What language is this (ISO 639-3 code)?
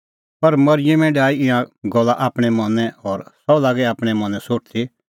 kfx